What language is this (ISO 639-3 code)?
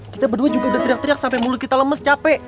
ind